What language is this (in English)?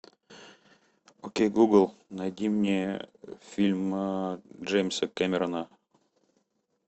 Russian